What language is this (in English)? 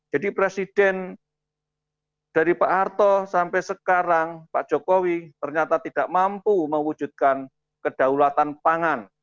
Indonesian